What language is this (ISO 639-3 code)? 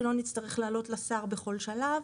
heb